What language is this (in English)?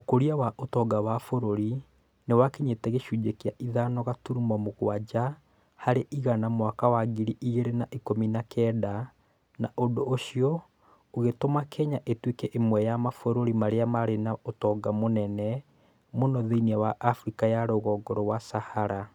Kikuyu